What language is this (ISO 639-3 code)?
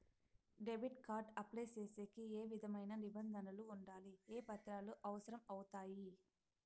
tel